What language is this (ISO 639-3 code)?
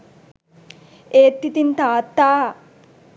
sin